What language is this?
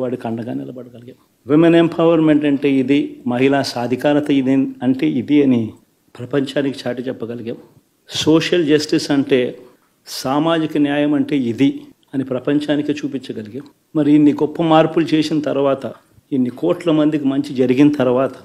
Telugu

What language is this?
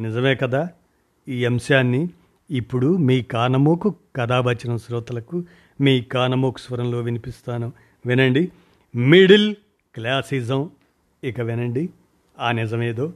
Telugu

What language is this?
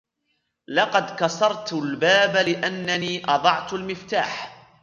Arabic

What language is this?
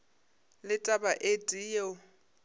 Northern Sotho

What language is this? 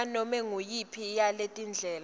Swati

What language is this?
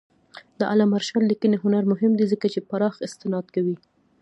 Pashto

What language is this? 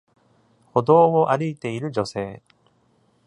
Japanese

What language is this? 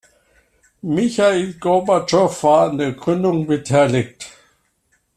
German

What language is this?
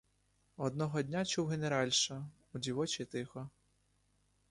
Ukrainian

